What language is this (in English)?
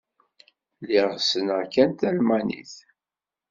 Kabyle